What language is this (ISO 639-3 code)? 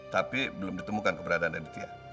ind